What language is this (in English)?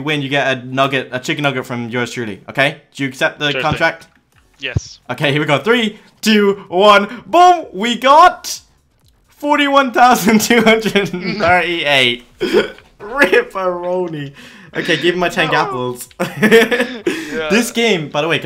English